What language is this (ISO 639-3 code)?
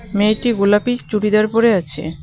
ben